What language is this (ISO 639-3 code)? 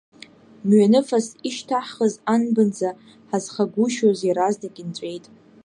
abk